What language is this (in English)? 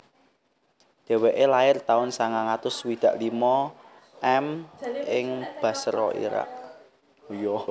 Javanese